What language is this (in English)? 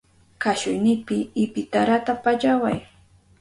Southern Pastaza Quechua